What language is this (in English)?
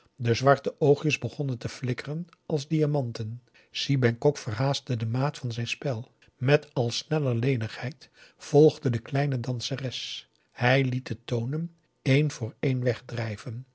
Dutch